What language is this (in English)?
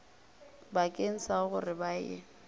Northern Sotho